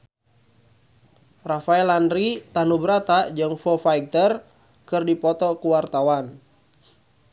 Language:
Sundanese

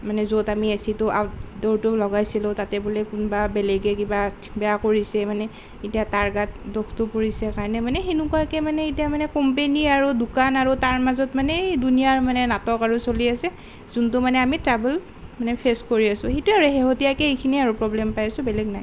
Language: Assamese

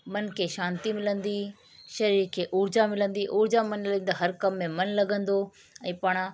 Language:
Sindhi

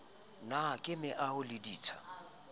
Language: Southern Sotho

